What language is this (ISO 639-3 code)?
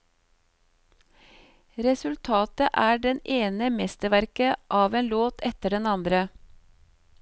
nor